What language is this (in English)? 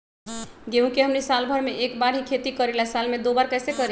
Magahi